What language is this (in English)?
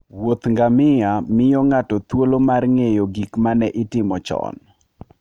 Luo (Kenya and Tanzania)